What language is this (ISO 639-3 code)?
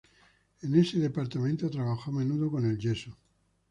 spa